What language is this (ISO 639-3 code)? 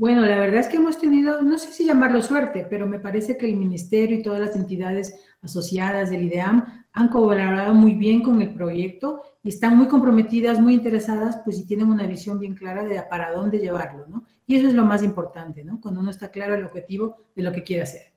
spa